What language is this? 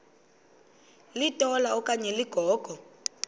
Xhosa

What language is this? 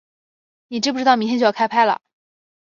Chinese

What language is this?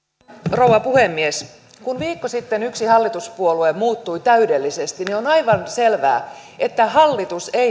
Finnish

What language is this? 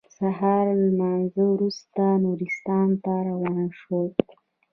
Pashto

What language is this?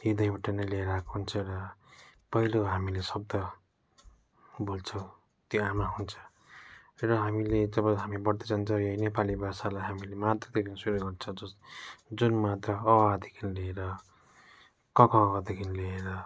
Nepali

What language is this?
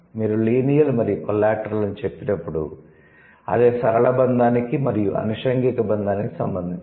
Telugu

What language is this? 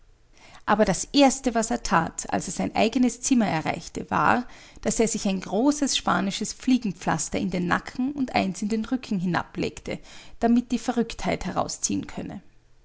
German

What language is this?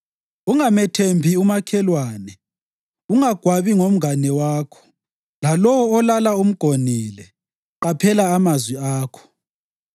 North Ndebele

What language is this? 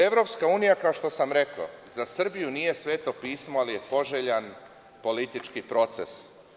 Serbian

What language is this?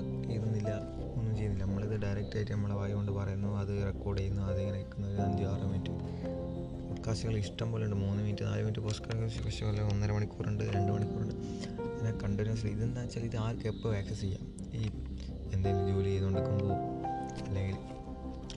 Malayalam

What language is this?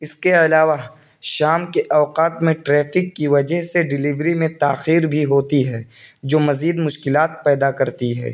Urdu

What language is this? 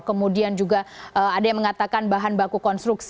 Indonesian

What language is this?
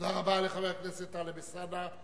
Hebrew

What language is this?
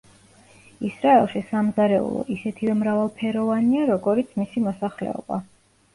Georgian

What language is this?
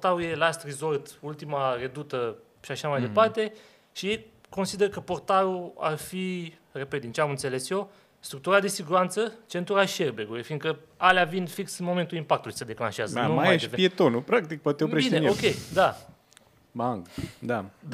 Romanian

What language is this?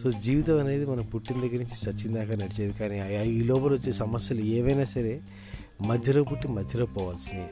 Telugu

